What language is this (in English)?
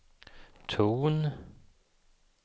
Swedish